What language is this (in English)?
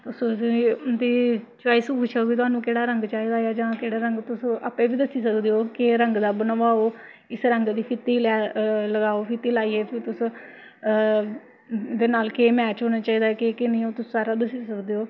Dogri